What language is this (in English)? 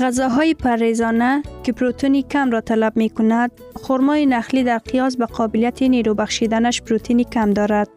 Persian